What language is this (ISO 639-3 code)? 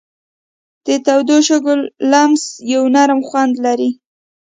pus